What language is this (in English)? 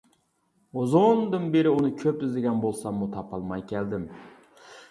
Uyghur